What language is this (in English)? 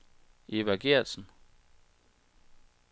Danish